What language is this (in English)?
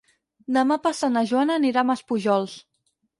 Catalan